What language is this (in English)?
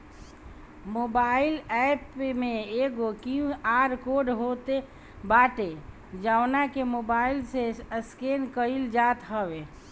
Bhojpuri